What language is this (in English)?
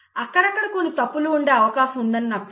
Telugu